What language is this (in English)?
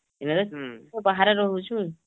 Odia